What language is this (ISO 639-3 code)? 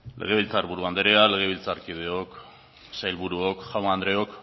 eus